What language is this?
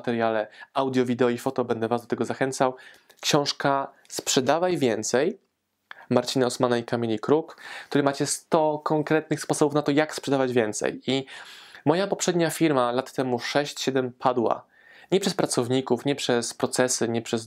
Polish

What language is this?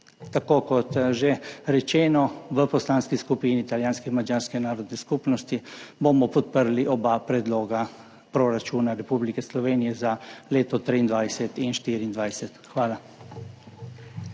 Slovenian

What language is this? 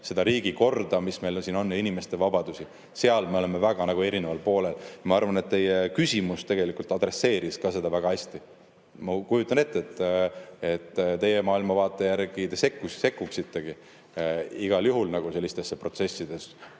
Estonian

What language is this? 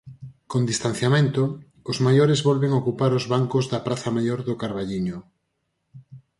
Galician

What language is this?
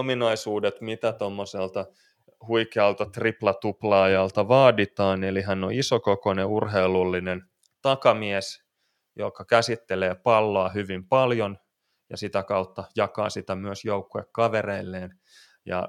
Finnish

